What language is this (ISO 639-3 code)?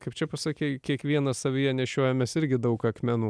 lit